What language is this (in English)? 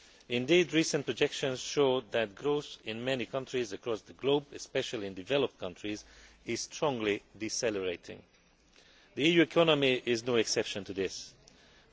English